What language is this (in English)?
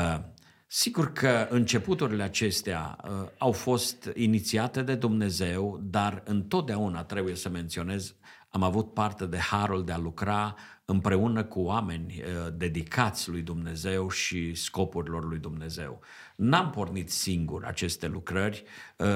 Romanian